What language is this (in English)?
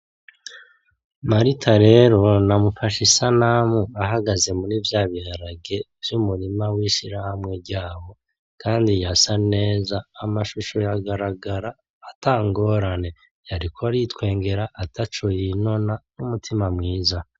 Rundi